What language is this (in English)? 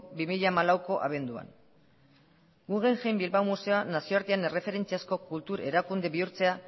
Basque